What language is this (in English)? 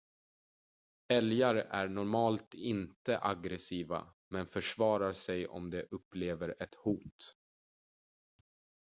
Swedish